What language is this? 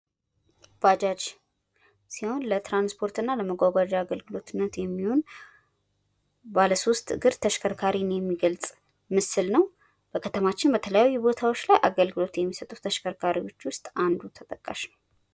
Amharic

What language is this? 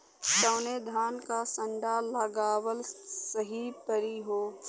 Bhojpuri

